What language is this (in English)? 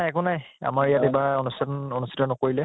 Assamese